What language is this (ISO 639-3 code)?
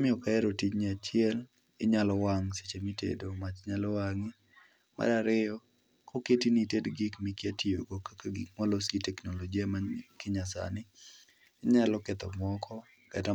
luo